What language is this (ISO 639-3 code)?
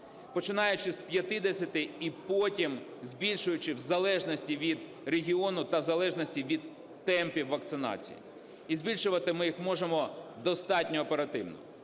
ukr